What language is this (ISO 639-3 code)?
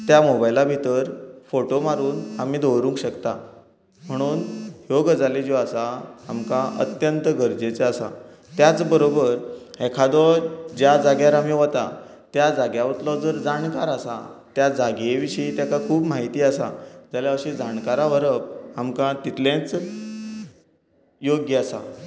kok